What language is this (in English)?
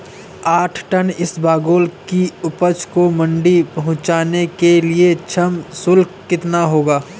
Hindi